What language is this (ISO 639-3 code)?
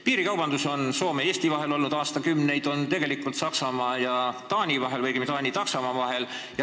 est